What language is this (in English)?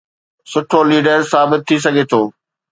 Sindhi